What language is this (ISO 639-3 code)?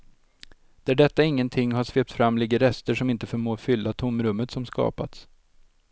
swe